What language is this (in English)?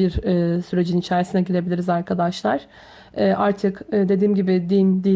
Turkish